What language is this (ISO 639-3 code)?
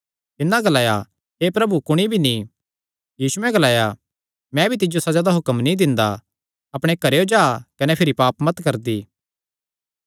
xnr